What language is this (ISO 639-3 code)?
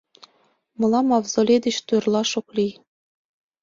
chm